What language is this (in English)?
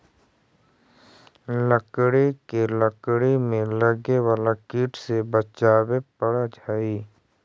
Magahi